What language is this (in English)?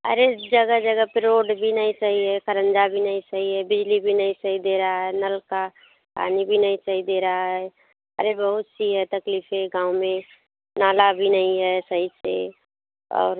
Hindi